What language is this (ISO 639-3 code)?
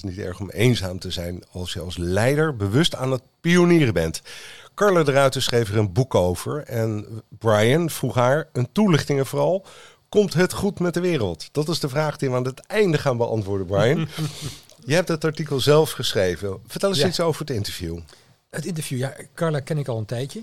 nld